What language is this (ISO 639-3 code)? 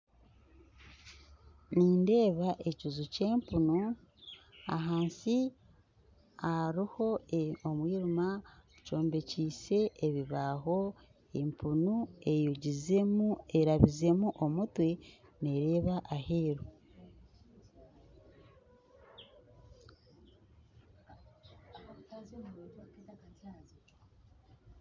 nyn